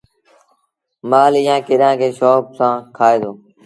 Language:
Sindhi Bhil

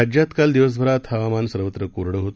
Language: Marathi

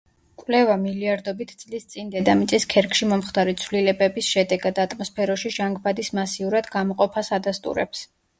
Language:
Georgian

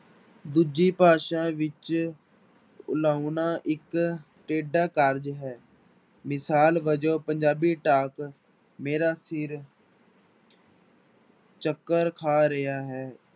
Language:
Punjabi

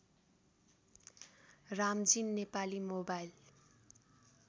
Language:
Nepali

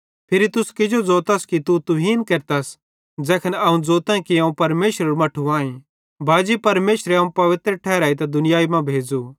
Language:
Bhadrawahi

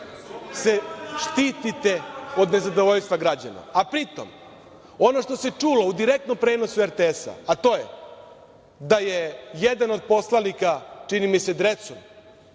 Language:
Serbian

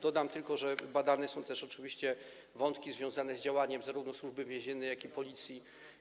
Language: Polish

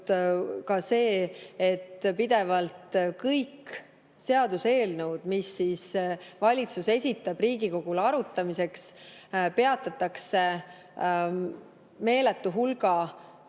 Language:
Estonian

